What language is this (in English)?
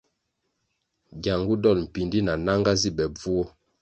Kwasio